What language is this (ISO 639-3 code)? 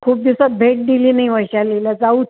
mar